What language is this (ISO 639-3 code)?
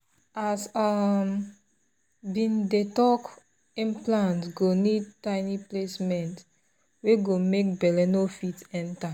pcm